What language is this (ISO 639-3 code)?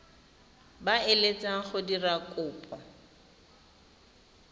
tsn